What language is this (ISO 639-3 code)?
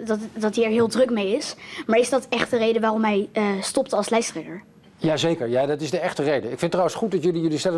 nld